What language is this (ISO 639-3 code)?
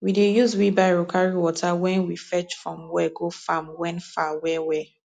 pcm